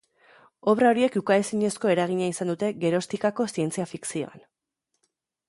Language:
Basque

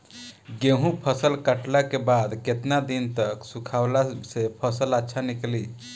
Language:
Bhojpuri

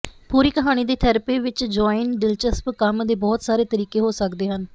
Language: Punjabi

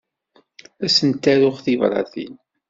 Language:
Kabyle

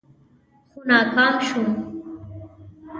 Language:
Pashto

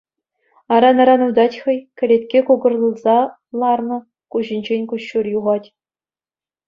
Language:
Chuvash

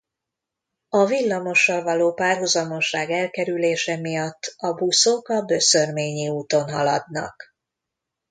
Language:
Hungarian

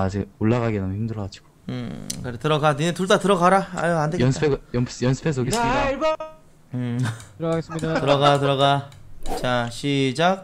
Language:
Korean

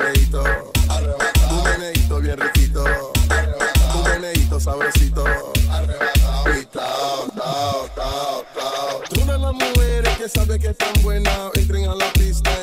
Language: Italian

